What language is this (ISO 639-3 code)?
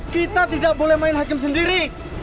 ind